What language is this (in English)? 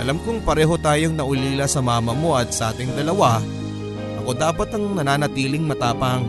Filipino